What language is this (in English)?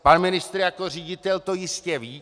Czech